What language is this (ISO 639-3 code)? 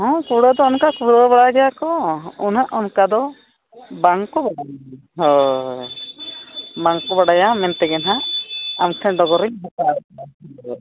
sat